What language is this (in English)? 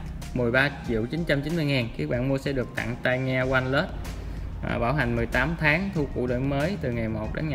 Vietnamese